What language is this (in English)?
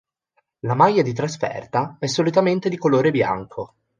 Italian